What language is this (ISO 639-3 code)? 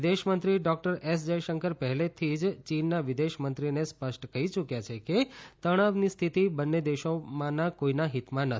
guj